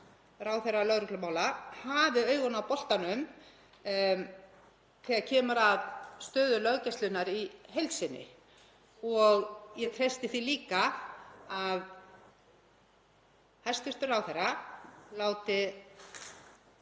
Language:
Icelandic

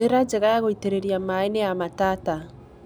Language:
Kikuyu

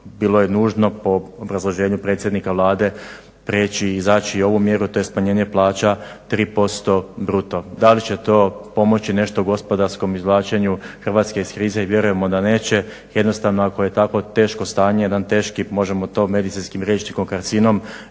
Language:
Croatian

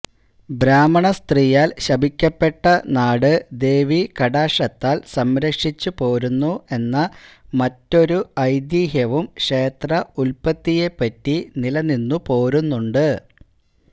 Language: Malayalam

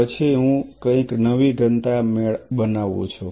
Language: Gujarati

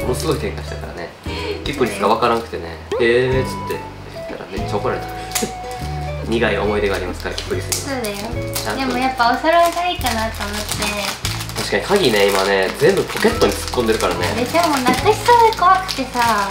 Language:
Japanese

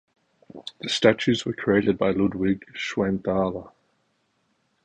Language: English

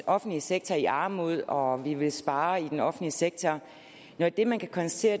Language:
Danish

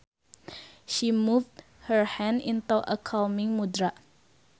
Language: Sundanese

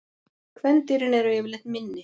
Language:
Icelandic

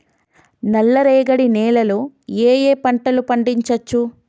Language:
Telugu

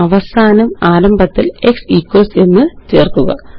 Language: Malayalam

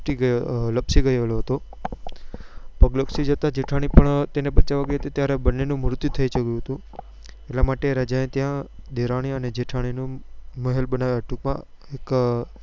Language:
Gujarati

